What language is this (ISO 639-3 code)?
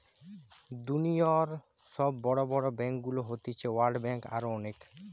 ben